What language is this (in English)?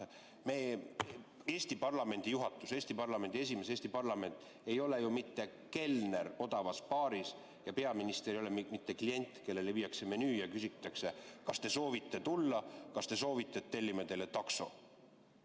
Estonian